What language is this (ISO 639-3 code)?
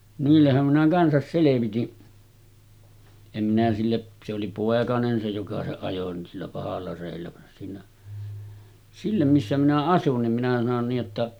fin